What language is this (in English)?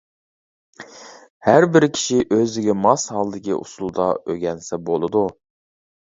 Uyghur